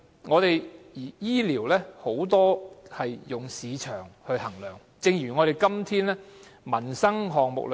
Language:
Cantonese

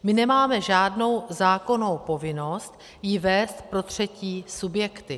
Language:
Czech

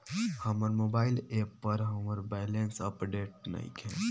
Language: Bhojpuri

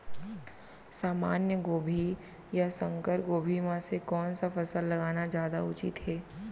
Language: Chhattisgarhi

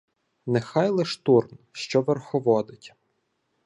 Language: Ukrainian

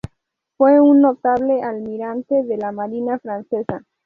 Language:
Spanish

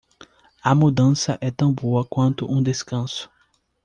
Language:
Portuguese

